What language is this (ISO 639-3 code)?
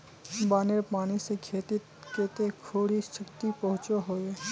mag